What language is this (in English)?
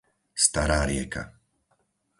Slovak